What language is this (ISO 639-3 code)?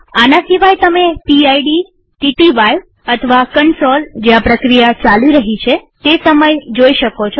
guj